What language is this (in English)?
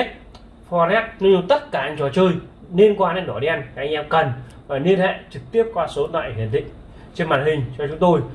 Vietnamese